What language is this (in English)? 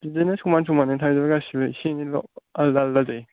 Bodo